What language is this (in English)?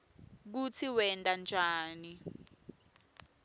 Swati